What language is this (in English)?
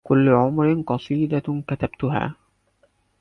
Arabic